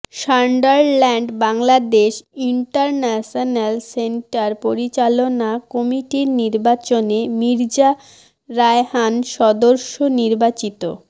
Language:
Bangla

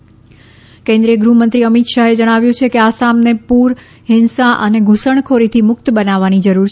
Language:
Gujarati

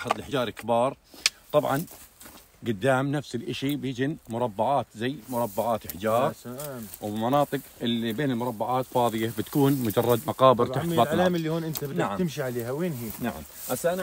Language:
Arabic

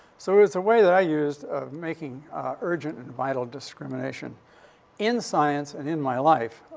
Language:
English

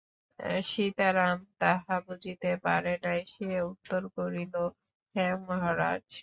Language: Bangla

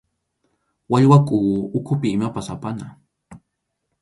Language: Arequipa-La Unión Quechua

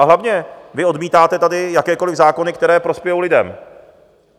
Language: Czech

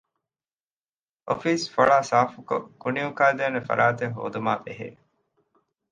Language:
Divehi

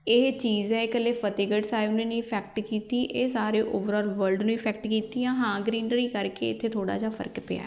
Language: Punjabi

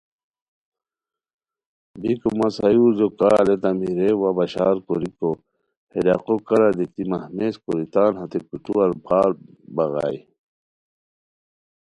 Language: Khowar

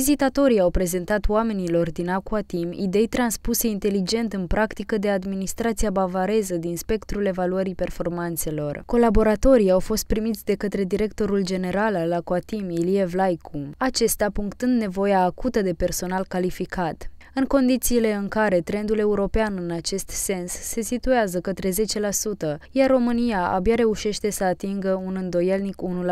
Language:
Romanian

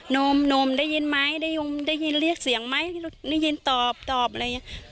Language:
Thai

